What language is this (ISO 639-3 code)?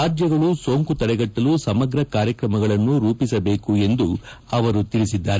kan